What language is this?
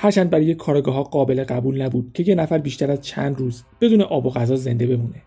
Persian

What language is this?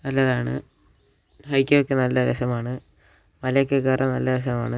Malayalam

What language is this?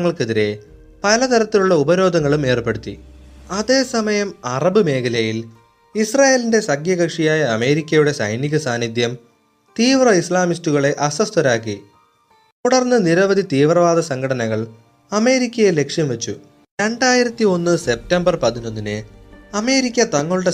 Malayalam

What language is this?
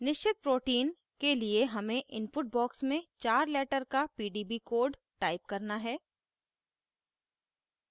Hindi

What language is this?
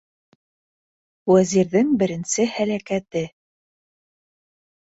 Bashkir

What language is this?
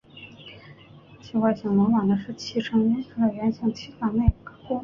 Chinese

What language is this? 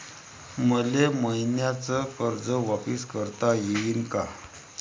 Marathi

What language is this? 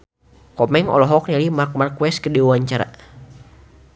Sundanese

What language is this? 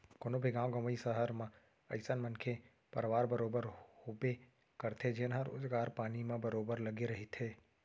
Chhattisgarhi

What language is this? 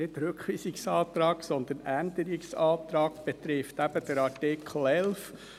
Swiss German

